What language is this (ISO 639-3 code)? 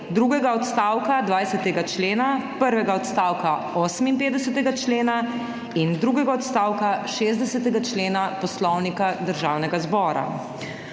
slv